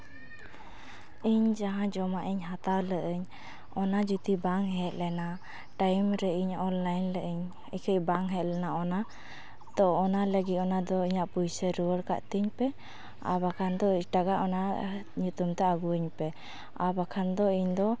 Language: Santali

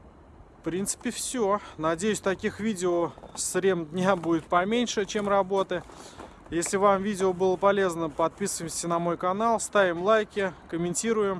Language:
Russian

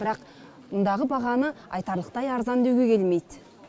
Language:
Kazakh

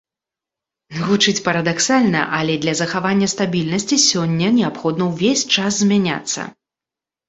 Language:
Belarusian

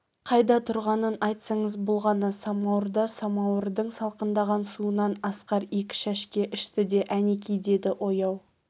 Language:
Kazakh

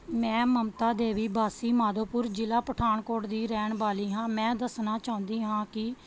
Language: Punjabi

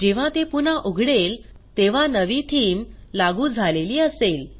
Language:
Marathi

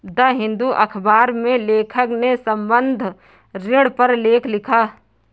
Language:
Hindi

